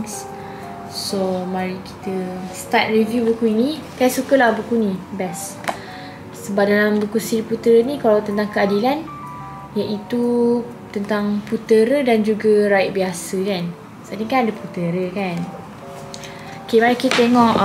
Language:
Malay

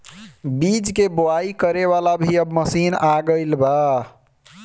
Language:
Bhojpuri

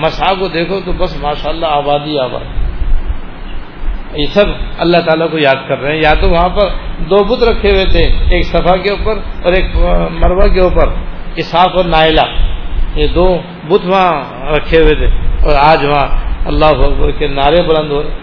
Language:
Urdu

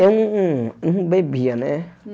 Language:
Portuguese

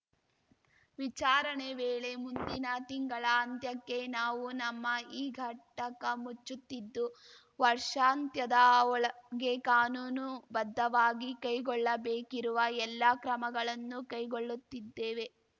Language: Kannada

